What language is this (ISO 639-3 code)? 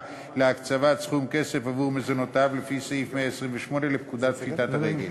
heb